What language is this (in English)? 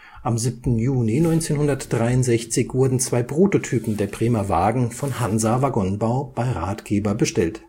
German